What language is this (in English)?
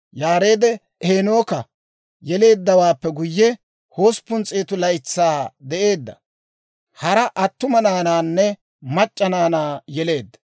Dawro